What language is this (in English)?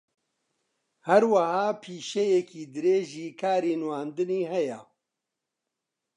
Central Kurdish